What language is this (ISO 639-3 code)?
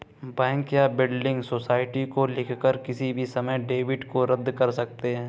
hin